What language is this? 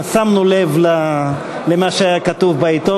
Hebrew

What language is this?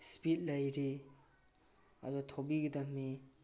Manipuri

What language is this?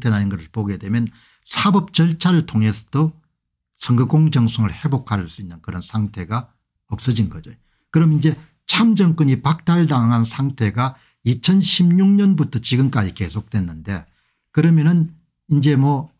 Korean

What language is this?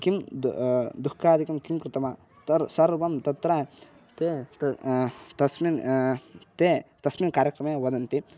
Sanskrit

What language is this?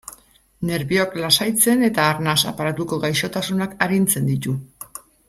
Basque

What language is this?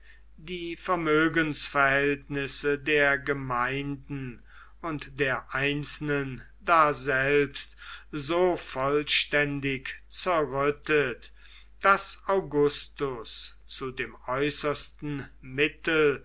German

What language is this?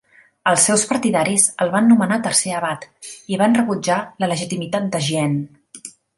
Catalan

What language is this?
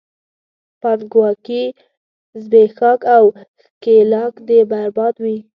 Pashto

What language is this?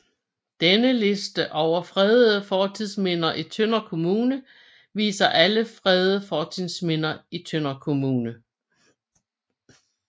Danish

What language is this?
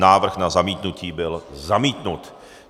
Czech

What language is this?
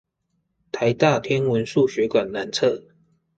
Chinese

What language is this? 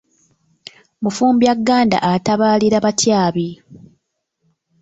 Ganda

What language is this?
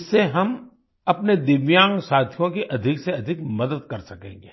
Hindi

